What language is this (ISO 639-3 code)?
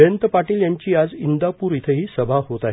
mar